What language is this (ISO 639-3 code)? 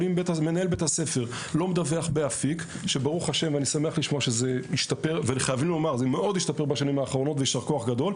heb